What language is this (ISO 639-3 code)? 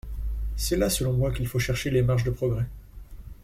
fra